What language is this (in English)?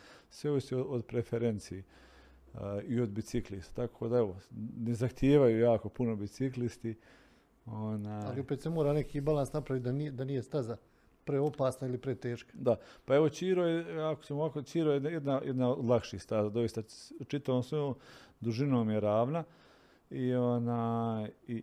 Croatian